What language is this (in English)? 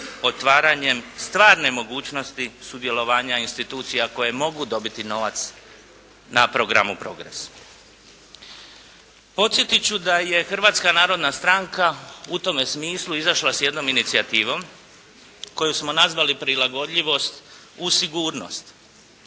Croatian